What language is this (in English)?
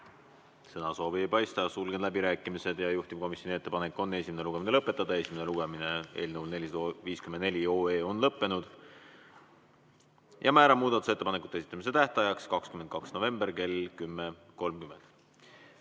Estonian